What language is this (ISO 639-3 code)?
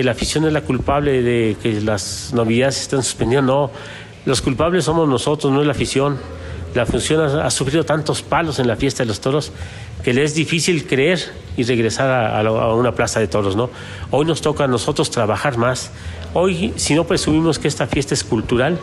spa